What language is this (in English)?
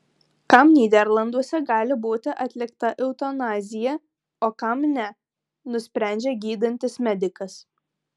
Lithuanian